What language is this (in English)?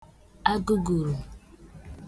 Igbo